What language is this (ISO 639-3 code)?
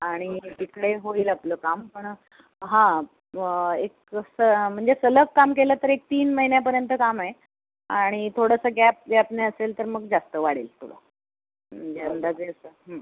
mar